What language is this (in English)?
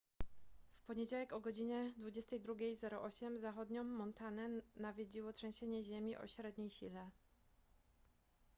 Polish